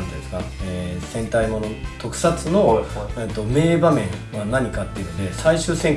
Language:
Japanese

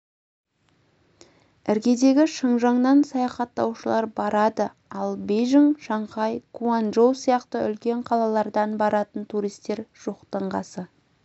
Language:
Kazakh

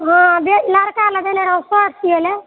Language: Maithili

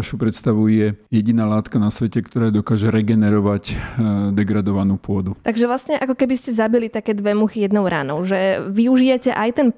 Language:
Slovak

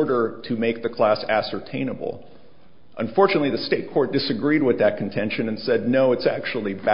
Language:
English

